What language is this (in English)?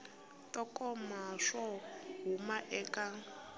Tsonga